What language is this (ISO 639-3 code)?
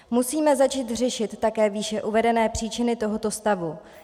ces